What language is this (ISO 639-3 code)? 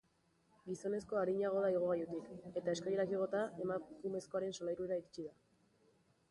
eus